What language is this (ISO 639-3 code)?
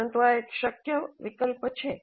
guj